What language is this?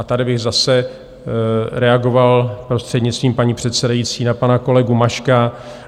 Czech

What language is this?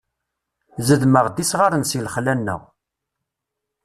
Kabyle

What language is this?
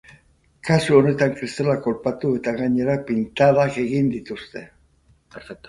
Basque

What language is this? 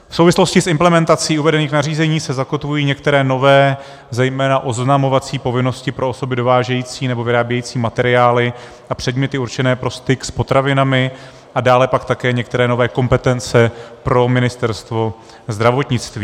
Czech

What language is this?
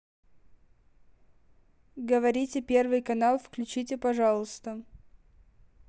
Russian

